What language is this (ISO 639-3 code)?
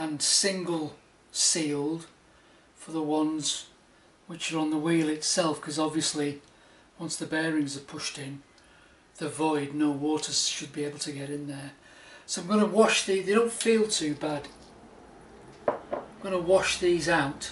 eng